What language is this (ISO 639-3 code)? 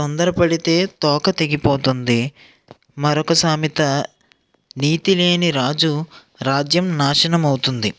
tel